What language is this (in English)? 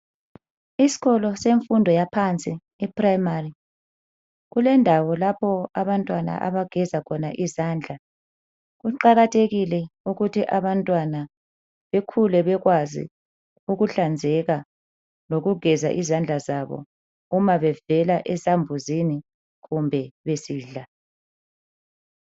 North Ndebele